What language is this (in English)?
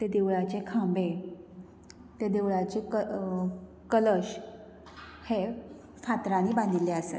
Konkani